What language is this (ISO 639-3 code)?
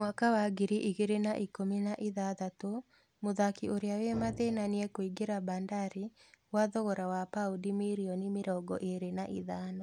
kik